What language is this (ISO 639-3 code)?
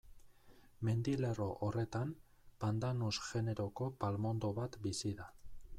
eus